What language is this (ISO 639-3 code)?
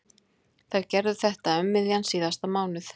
isl